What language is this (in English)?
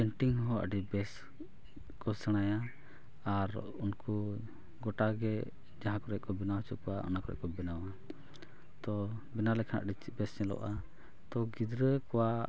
Santali